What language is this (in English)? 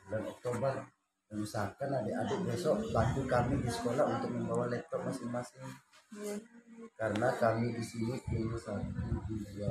Indonesian